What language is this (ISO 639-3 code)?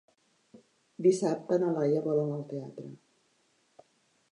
cat